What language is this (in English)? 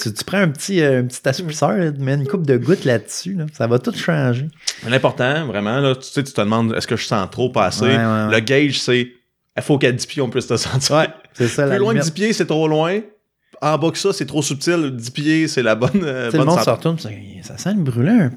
French